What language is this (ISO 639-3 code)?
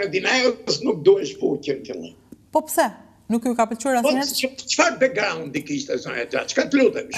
ron